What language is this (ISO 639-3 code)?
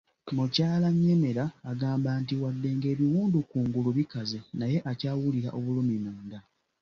lug